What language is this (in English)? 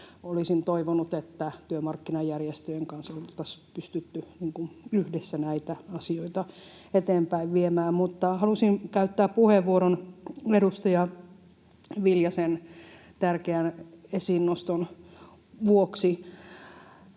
Finnish